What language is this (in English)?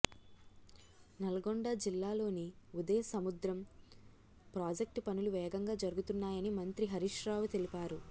Telugu